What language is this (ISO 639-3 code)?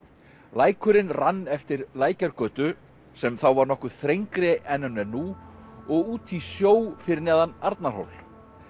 isl